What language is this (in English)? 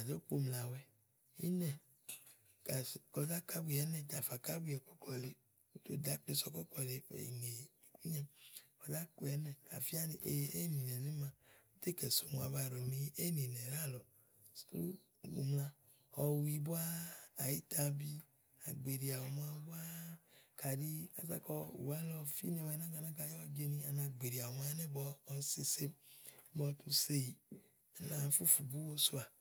Igo